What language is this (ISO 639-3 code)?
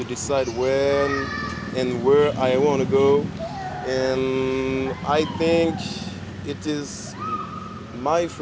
ind